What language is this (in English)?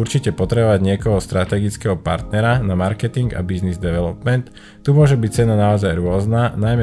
Slovak